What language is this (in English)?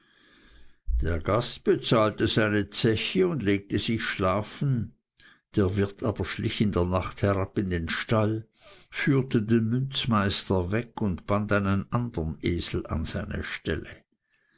German